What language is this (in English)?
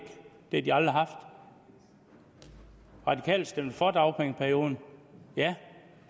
Danish